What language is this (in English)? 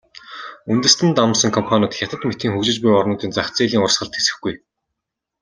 Mongolian